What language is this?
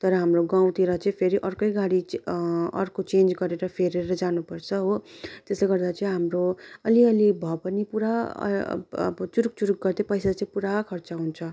Nepali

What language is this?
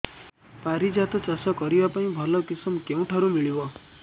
Odia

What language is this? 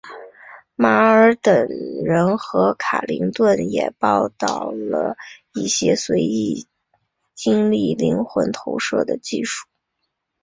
Chinese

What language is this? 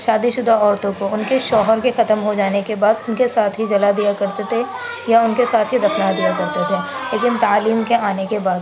Urdu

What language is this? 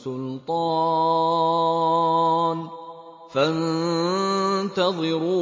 Arabic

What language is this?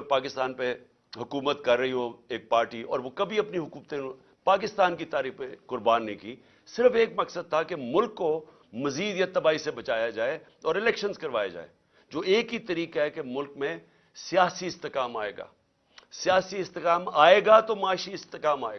Urdu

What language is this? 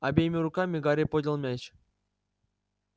Russian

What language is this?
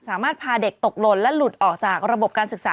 Thai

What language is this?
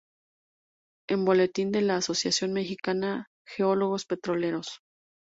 Spanish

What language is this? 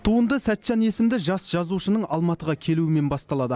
Kazakh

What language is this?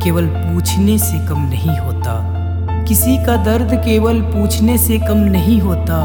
Hindi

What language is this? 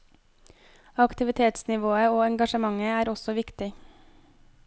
Norwegian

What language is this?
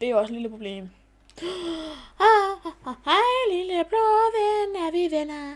Danish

